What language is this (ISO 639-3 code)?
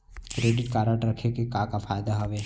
hne